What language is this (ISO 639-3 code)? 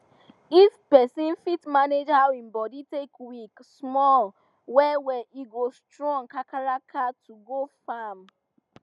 pcm